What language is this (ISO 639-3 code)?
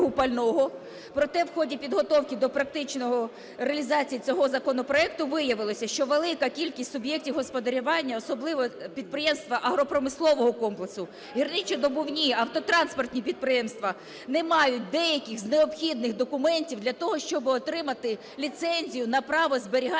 ukr